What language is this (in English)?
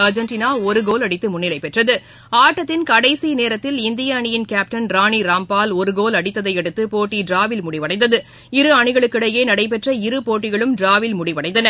Tamil